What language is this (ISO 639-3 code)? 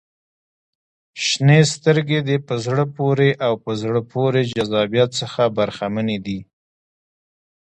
pus